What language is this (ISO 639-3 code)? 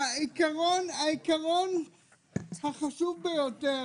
heb